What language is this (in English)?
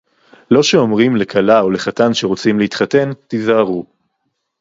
Hebrew